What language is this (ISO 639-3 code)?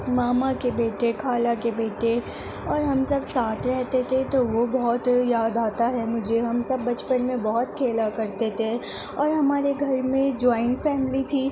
urd